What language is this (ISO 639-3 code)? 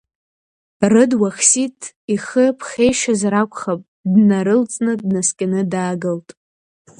abk